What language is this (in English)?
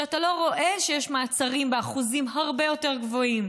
Hebrew